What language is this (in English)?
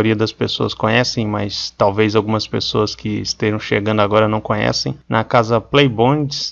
Portuguese